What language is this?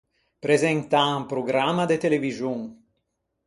Ligurian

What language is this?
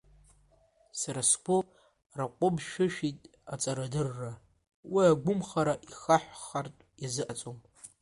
Abkhazian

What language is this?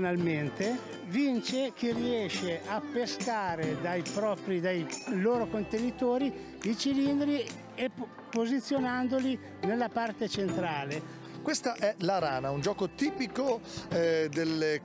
Italian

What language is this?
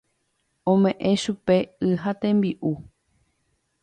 Guarani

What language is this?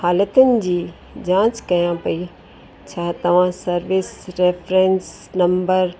Sindhi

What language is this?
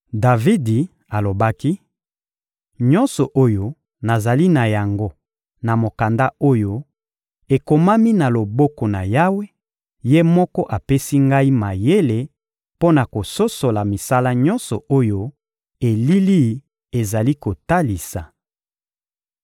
Lingala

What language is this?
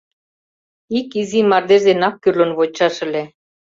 Mari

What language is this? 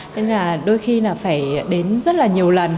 Vietnamese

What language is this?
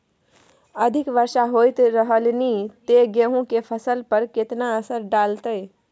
Maithili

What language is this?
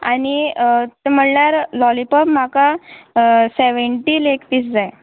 Konkani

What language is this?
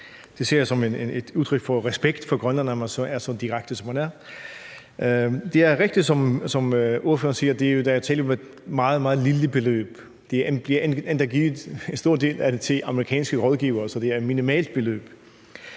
Danish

